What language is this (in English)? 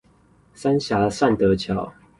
Chinese